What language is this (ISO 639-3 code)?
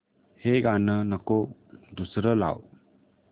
mar